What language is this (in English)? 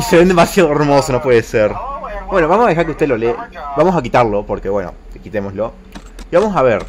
Spanish